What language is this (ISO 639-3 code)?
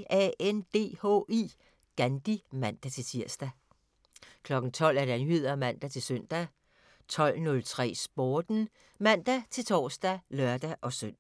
dan